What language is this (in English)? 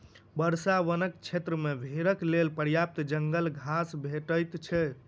Maithili